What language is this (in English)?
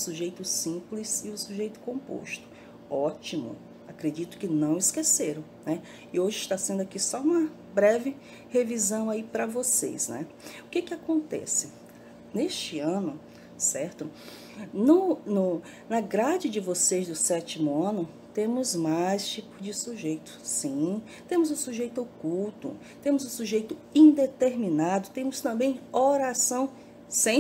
Portuguese